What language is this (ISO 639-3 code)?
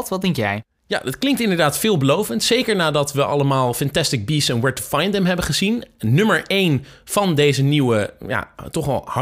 nld